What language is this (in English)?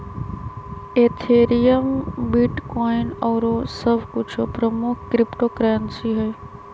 Magahi